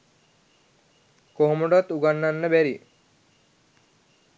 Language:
Sinhala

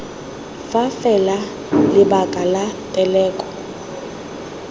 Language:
Tswana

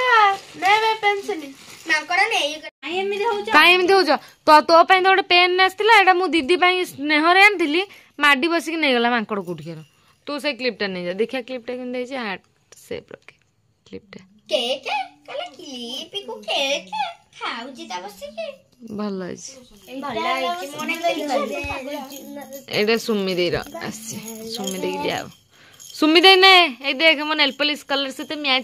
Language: Punjabi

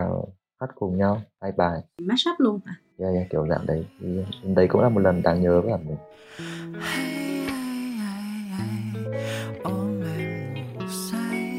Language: Vietnamese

